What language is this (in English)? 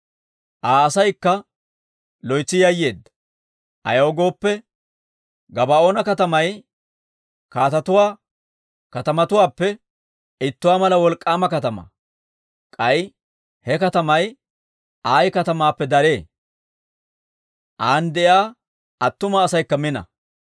Dawro